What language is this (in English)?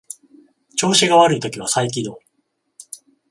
Japanese